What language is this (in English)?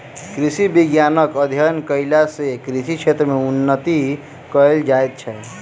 Maithili